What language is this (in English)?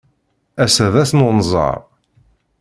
Kabyle